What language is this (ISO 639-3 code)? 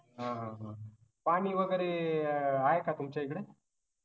mar